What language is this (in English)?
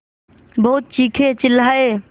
Hindi